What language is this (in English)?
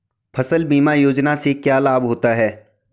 Hindi